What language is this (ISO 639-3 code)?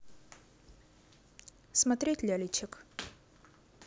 rus